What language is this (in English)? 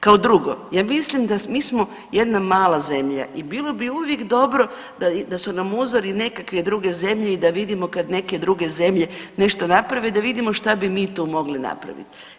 Croatian